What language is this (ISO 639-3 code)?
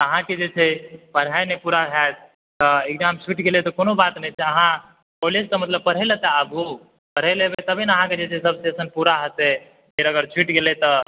mai